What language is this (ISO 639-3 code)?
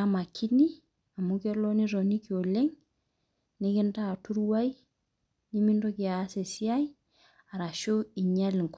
mas